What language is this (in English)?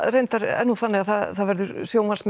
Icelandic